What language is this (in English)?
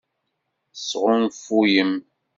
Kabyle